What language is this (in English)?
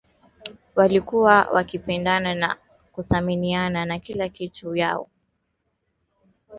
Swahili